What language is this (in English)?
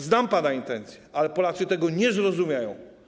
Polish